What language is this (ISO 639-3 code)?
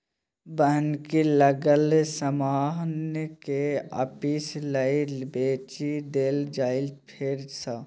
mai